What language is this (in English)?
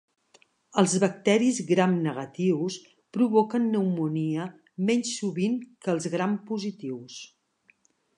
Catalan